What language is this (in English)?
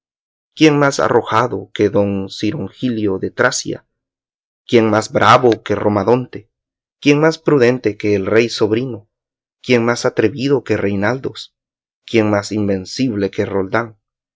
Spanish